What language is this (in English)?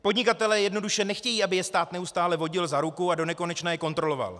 Czech